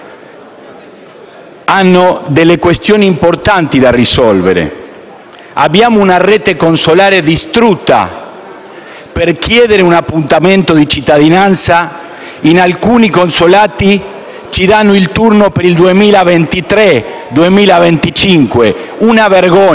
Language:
Italian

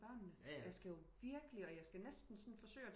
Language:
Danish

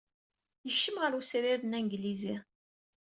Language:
Kabyle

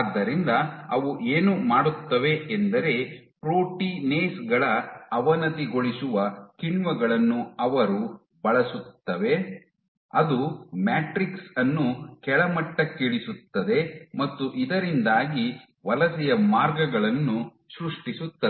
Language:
Kannada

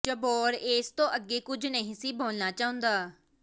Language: Punjabi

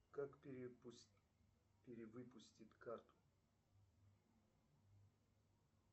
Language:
Russian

